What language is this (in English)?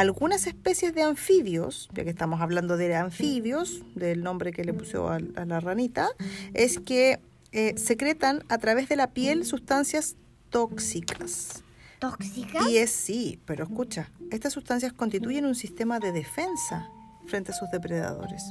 Spanish